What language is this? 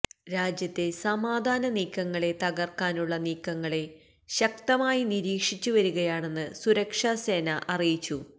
Malayalam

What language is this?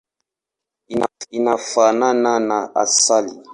Swahili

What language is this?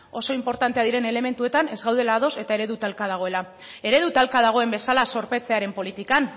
Basque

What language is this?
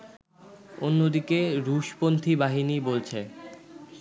Bangla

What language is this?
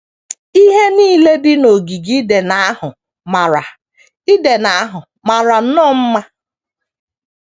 Igbo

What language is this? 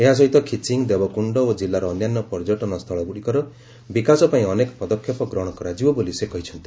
Odia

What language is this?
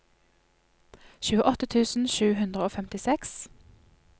Norwegian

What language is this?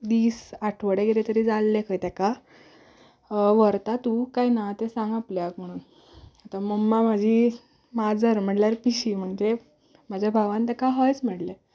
Konkani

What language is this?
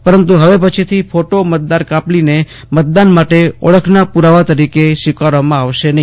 Gujarati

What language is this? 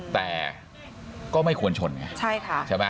Thai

